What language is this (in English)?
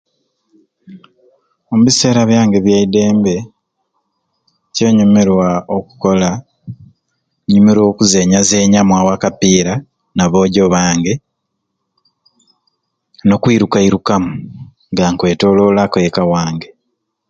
Ruuli